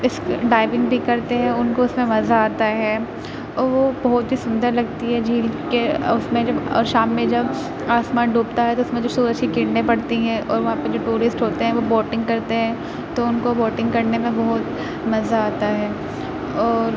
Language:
Urdu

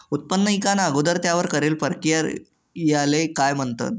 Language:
Marathi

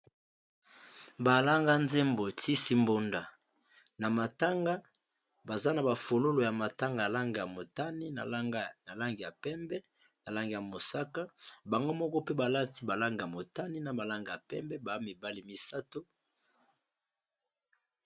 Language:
Lingala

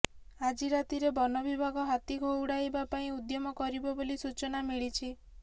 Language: Odia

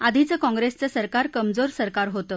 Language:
Marathi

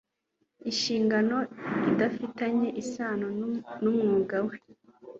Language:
Kinyarwanda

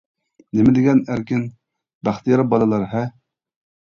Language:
Uyghur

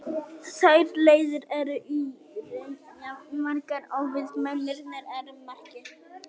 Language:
Icelandic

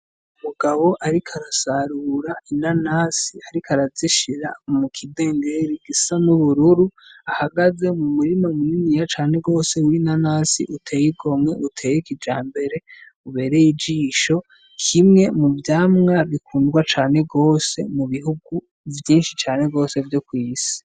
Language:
Rundi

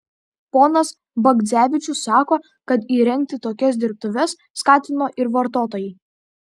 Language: Lithuanian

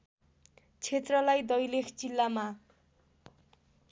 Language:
Nepali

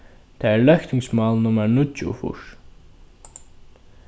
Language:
Faroese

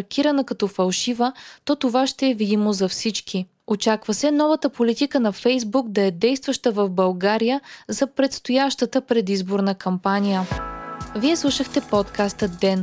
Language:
Bulgarian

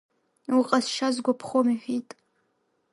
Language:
Abkhazian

